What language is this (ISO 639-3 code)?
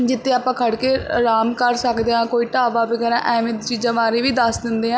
pan